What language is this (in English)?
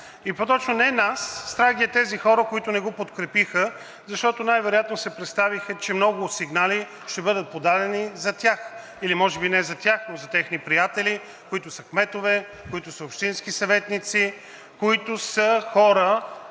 Bulgarian